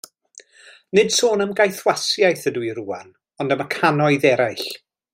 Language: Welsh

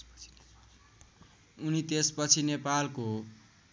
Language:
Nepali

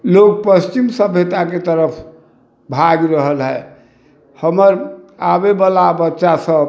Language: Maithili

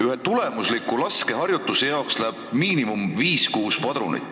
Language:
Estonian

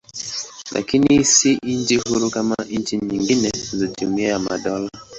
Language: Swahili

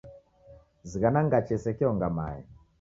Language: Taita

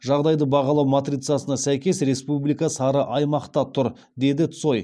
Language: Kazakh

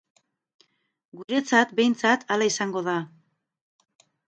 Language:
Basque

